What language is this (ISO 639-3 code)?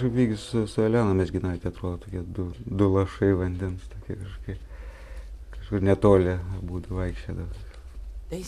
lit